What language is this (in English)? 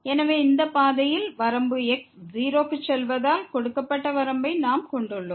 Tamil